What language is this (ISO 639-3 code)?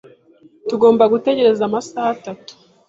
kin